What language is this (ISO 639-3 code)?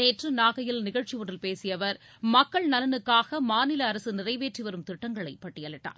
tam